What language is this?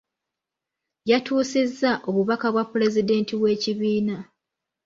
Ganda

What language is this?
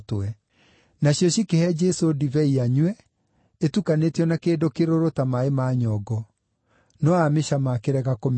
Kikuyu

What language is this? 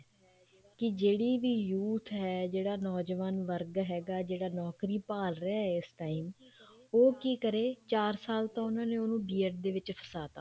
Punjabi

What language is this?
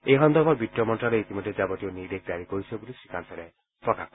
Assamese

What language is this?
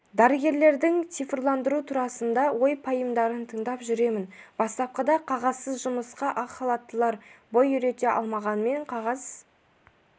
Kazakh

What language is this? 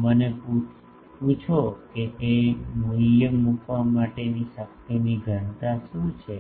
Gujarati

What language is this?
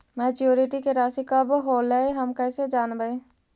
Magahi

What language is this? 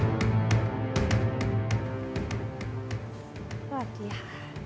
Thai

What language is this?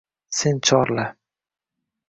Uzbek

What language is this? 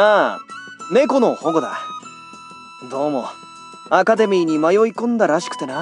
Japanese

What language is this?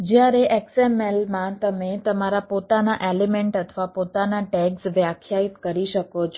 Gujarati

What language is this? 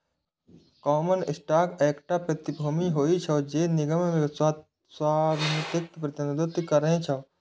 Maithili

